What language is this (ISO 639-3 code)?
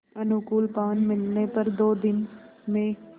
hin